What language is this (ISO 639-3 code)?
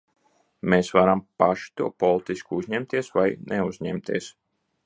lav